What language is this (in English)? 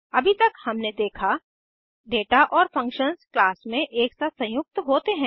Hindi